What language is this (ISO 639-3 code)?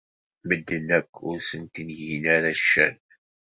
kab